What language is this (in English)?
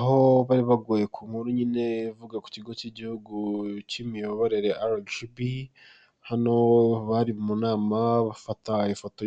Kinyarwanda